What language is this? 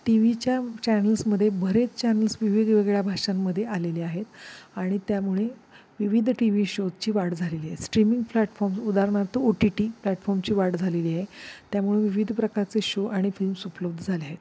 Marathi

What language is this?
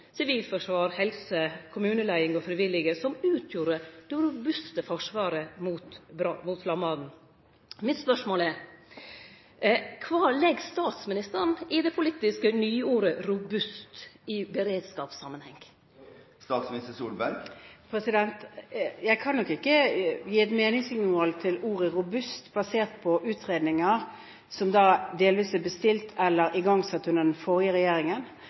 Norwegian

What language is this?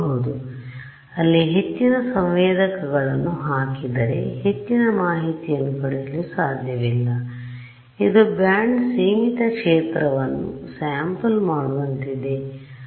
Kannada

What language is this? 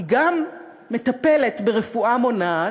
Hebrew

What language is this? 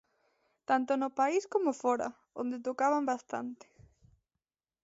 Galician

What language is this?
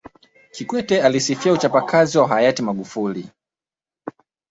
Swahili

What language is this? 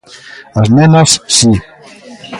Galician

